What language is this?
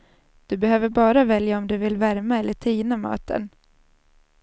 Swedish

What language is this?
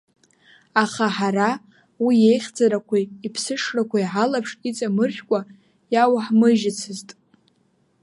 Abkhazian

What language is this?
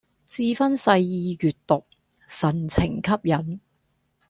Cantonese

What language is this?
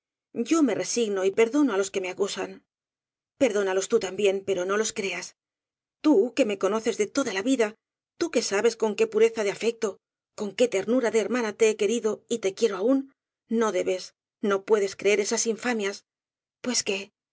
Spanish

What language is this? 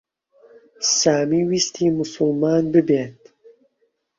Central Kurdish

